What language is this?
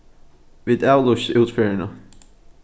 Faroese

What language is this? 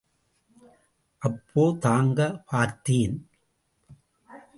Tamil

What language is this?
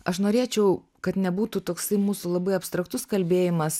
Lithuanian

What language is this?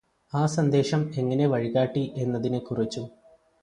Malayalam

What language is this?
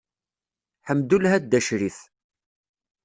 Kabyle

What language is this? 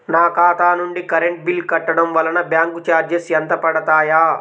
Telugu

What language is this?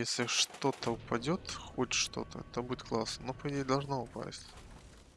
Russian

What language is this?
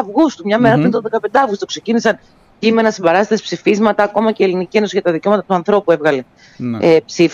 Greek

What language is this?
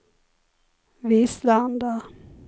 Swedish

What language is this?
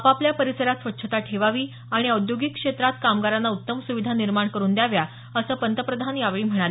Marathi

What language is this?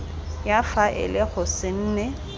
Tswana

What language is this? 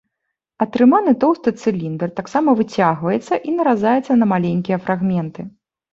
Belarusian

